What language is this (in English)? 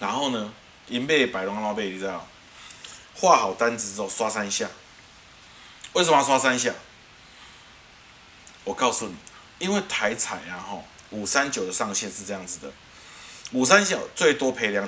Chinese